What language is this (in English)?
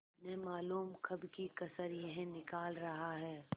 Hindi